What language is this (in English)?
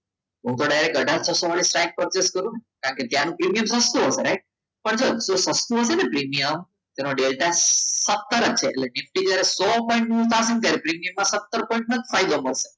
Gujarati